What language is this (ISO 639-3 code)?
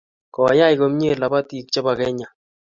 kln